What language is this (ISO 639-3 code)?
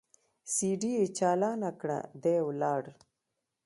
pus